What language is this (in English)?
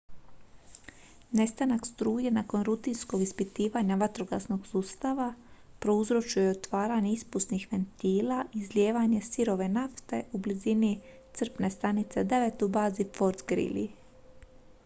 Croatian